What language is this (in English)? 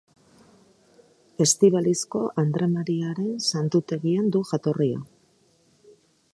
Basque